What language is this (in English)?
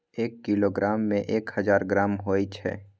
Maithili